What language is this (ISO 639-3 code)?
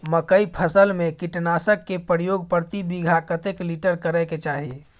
mai